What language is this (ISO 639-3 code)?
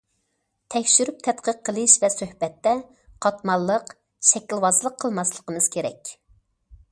uig